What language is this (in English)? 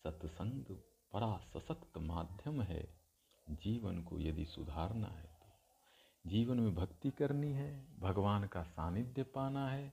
Hindi